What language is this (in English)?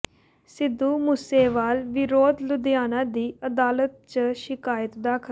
Punjabi